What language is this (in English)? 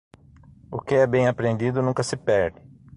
Portuguese